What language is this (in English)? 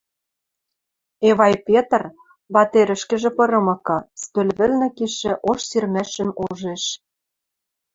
Western Mari